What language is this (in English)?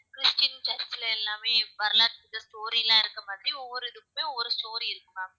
Tamil